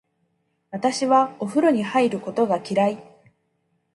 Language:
Japanese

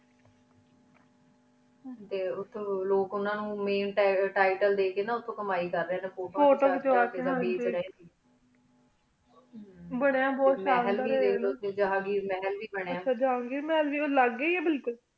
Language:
Punjabi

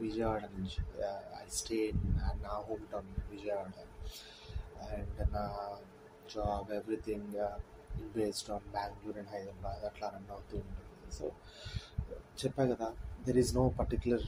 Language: Telugu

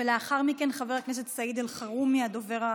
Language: Hebrew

